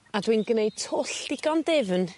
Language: Welsh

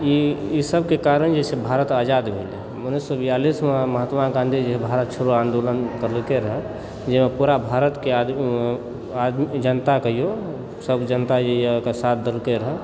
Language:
Maithili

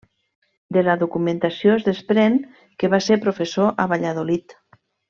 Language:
Catalan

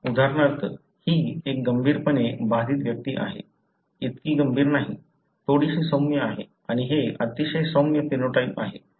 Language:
Marathi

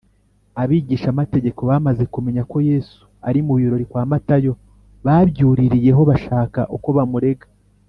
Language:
Kinyarwanda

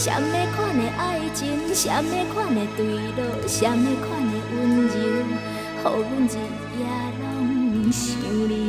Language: Chinese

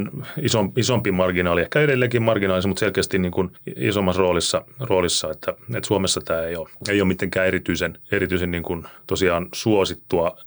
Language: Finnish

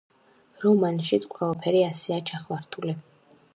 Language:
Georgian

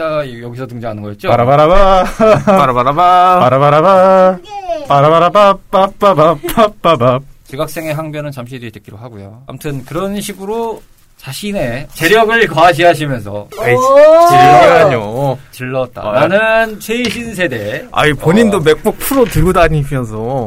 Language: Korean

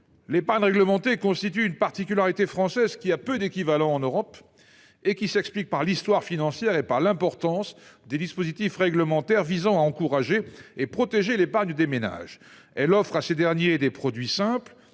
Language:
French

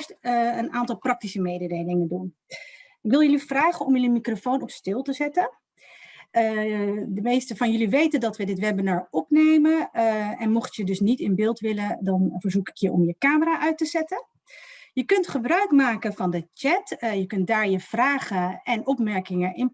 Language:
Dutch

